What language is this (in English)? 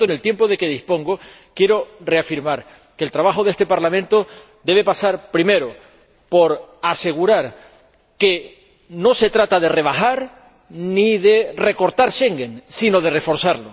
Spanish